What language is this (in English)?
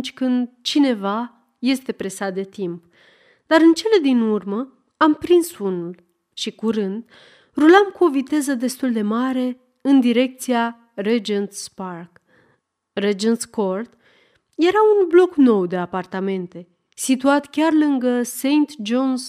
Romanian